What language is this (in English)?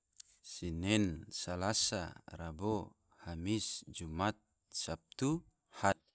Tidore